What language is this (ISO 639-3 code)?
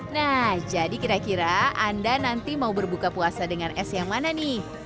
ind